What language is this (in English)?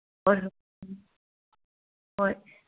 Manipuri